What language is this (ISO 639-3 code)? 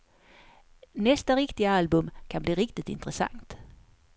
swe